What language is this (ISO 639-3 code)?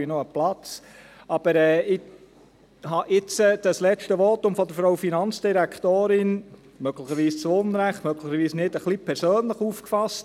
gsw